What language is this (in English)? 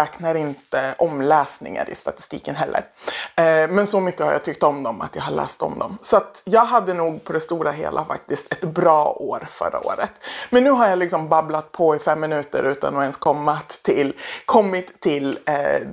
Swedish